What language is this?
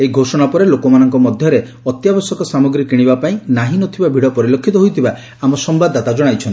Odia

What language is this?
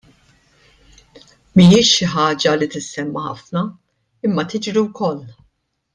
Maltese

